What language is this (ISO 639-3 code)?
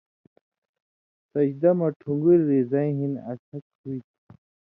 mvy